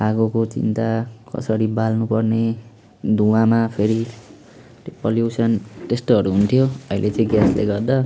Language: Nepali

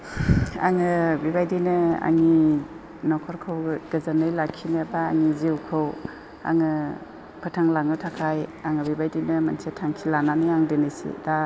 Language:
Bodo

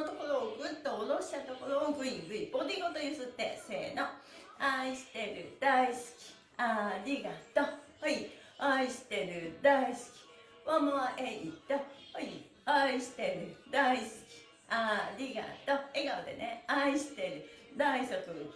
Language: Japanese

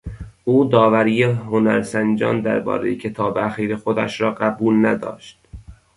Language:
Persian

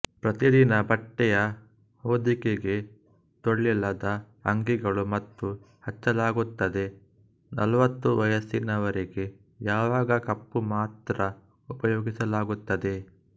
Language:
Kannada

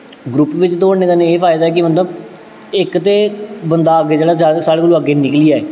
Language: Dogri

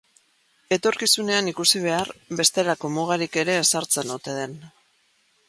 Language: Basque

